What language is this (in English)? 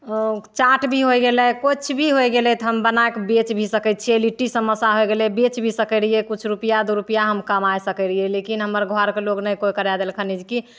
Maithili